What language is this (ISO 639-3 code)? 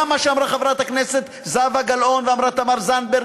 heb